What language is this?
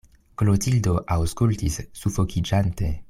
Esperanto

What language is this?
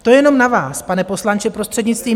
Czech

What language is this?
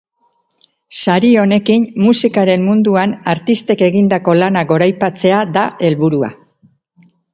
Basque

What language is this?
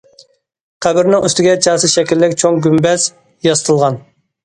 Uyghur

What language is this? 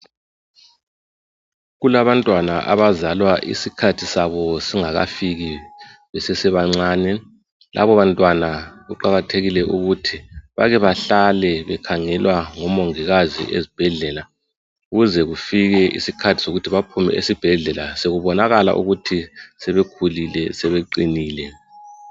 North Ndebele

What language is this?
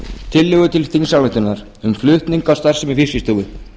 Icelandic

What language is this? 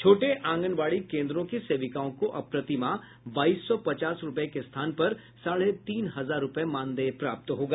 Hindi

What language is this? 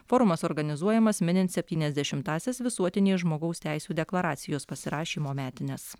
Lithuanian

